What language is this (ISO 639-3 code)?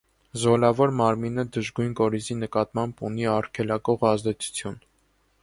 hye